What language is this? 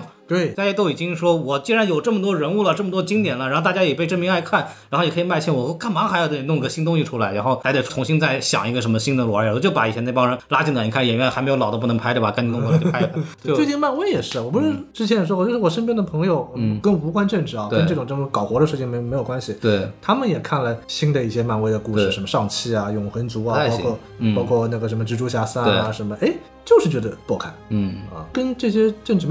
Chinese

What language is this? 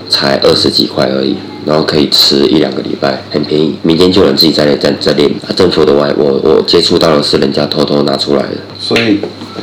Chinese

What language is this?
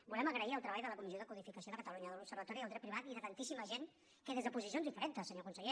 Catalan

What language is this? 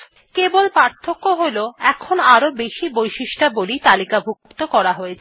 Bangla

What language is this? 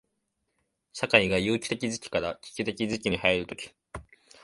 Japanese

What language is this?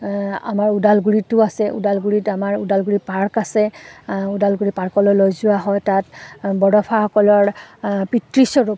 Assamese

